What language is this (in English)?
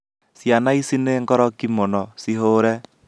Kikuyu